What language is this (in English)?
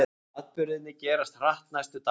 Icelandic